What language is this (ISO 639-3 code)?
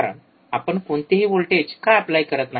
mar